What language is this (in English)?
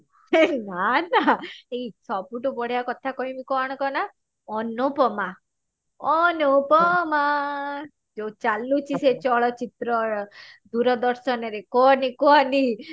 Odia